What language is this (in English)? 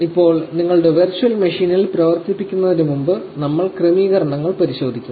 Malayalam